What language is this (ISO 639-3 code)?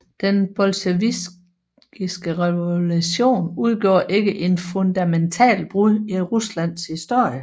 dan